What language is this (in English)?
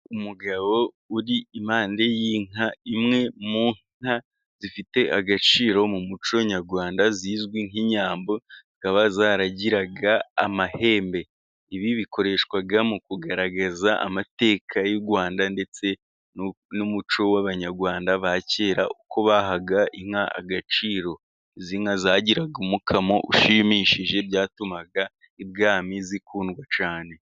Kinyarwanda